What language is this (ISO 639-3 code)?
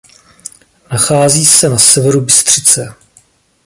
ces